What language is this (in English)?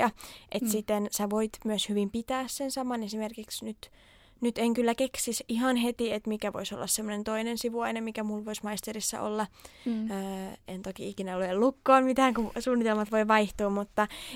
Finnish